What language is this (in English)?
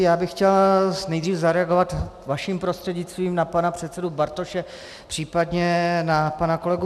Czech